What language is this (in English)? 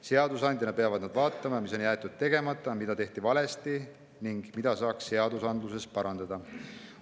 Estonian